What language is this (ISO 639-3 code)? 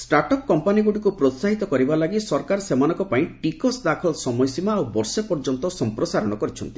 ori